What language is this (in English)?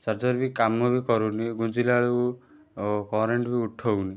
Odia